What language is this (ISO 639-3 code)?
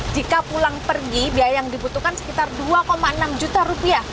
ind